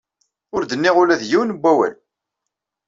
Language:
Kabyle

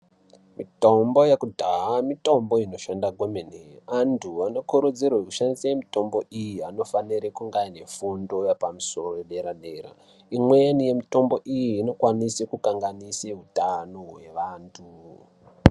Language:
Ndau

